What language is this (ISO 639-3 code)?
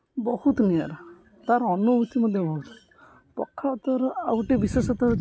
ori